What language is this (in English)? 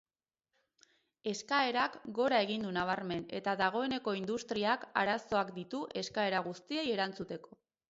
Basque